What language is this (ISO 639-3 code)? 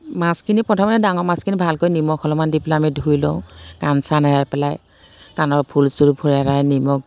asm